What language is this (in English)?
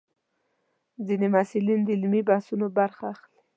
Pashto